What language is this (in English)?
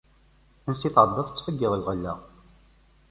Kabyle